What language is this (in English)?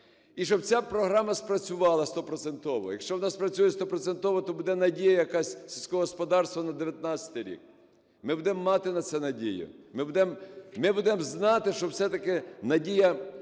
Ukrainian